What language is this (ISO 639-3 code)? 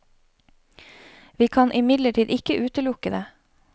nor